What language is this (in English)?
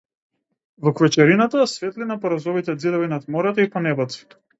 Macedonian